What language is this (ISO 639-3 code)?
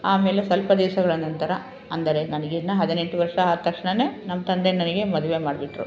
kan